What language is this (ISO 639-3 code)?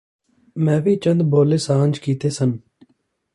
pan